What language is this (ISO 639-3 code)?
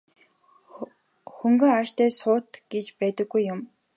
mon